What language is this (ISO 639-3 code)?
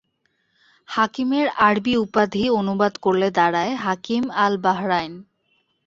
ben